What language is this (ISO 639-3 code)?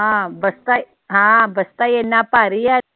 pan